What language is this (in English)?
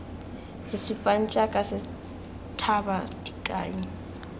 Tswana